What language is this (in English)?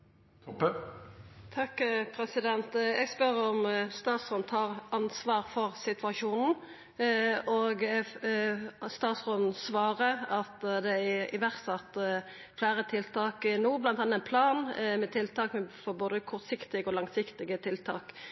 Norwegian